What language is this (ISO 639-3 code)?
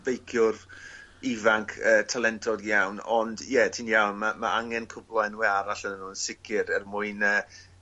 cym